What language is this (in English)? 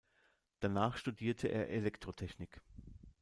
German